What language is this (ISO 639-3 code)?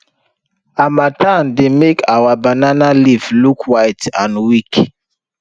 pcm